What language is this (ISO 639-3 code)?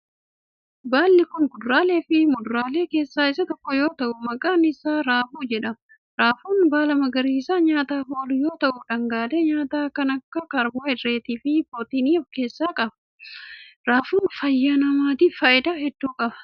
orm